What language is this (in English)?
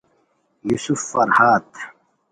Khowar